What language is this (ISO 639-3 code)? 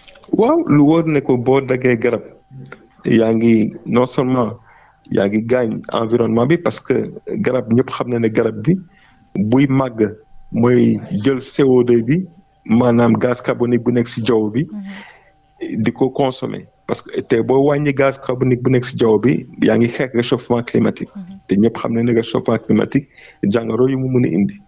fra